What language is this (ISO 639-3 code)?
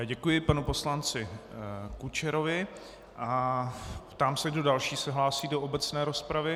ces